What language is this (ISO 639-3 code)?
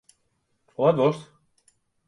fry